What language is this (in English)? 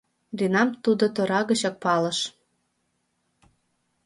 Mari